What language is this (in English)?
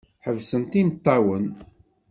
Kabyle